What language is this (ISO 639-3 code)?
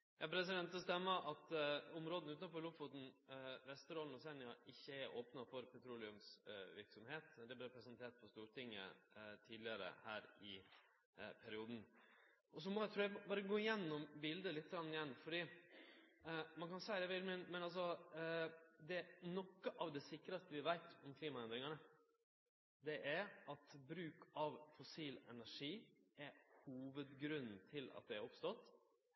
nno